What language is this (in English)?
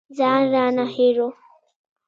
Pashto